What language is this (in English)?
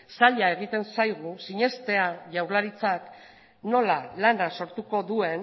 Basque